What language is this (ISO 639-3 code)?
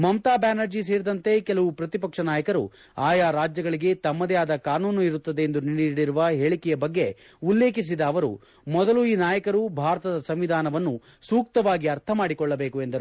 kan